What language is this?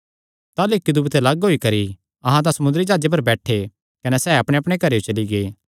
Kangri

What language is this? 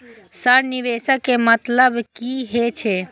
Maithili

